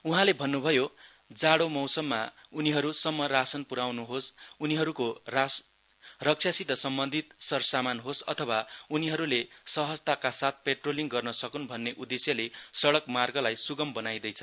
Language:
Nepali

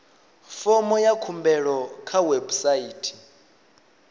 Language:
Venda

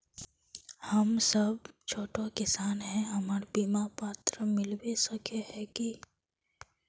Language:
Magahi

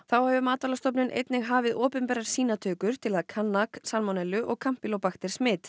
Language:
Icelandic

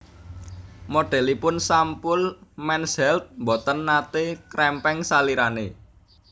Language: Javanese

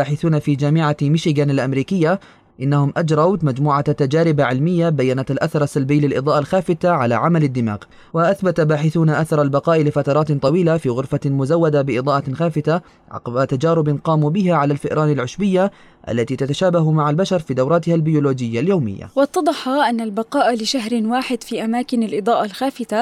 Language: Arabic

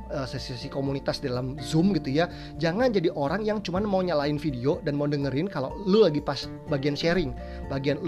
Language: Indonesian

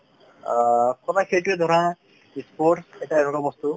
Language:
Assamese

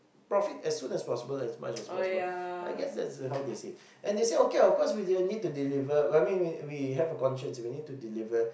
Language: English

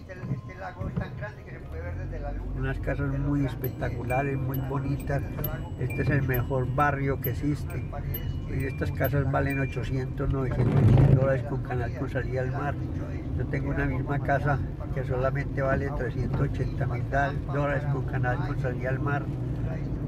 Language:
Spanish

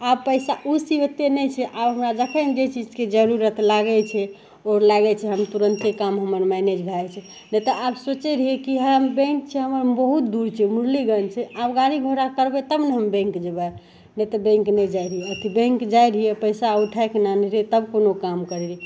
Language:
Maithili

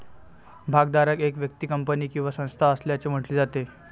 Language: Marathi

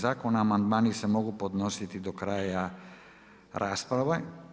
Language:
Croatian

